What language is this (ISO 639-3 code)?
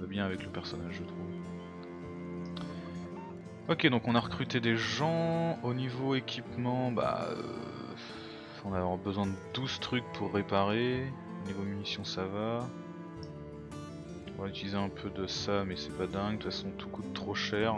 fra